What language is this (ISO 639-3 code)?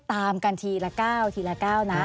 tha